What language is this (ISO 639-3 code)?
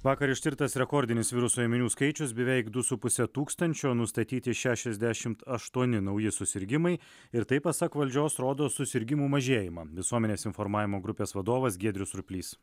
lit